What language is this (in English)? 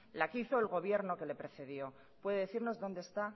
Spanish